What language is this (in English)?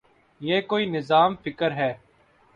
Urdu